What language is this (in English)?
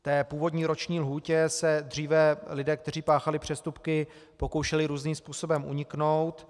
Czech